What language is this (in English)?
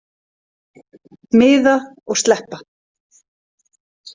Icelandic